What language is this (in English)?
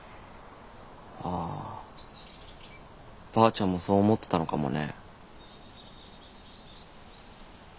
Japanese